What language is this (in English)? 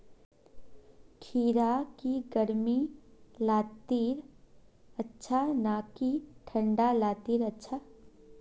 Magahi